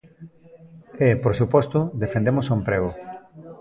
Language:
Galician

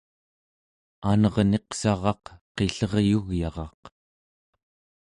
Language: Central Yupik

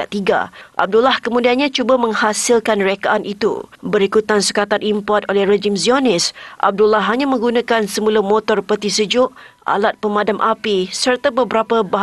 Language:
Malay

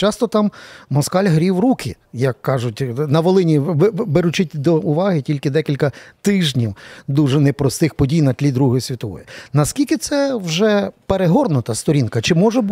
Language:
Ukrainian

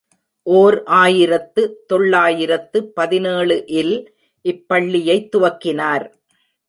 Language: Tamil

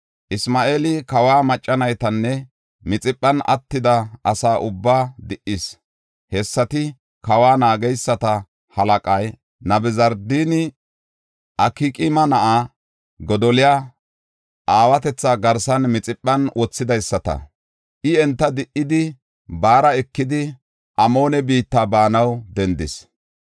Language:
Gofa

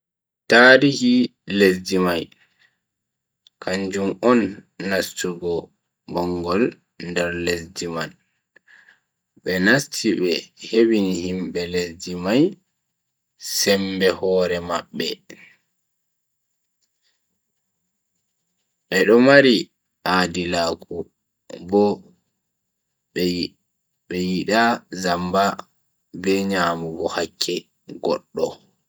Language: Bagirmi Fulfulde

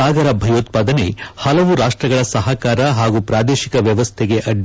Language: Kannada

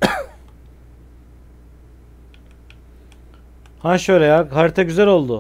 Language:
Turkish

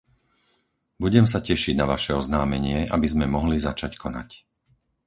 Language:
Slovak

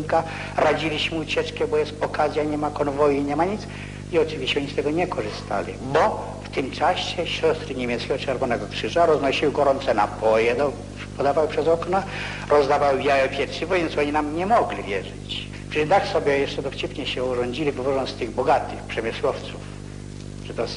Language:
Polish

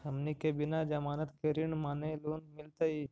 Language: Magahi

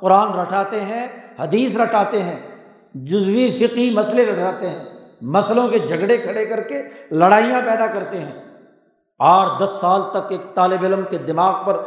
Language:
Urdu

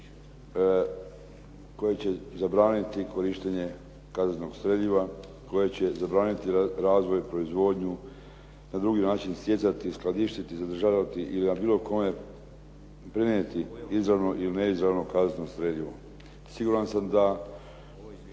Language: Croatian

